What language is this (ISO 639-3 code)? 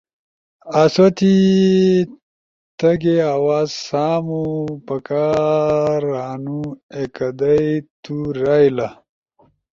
ush